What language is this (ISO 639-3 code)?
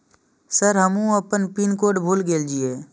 mai